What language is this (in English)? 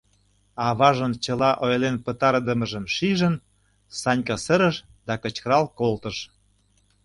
Mari